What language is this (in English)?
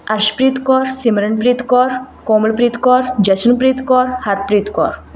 Punjabi